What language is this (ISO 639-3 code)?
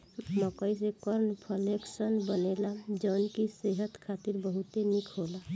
bho